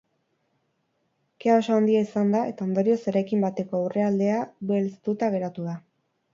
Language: Basque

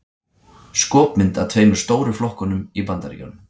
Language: Icelandic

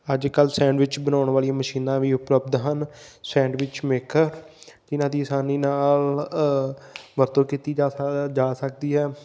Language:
Punjabi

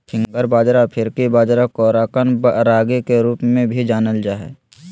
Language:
Magahi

